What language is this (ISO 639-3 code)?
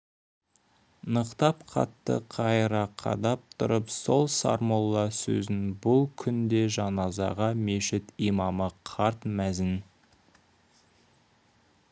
kaz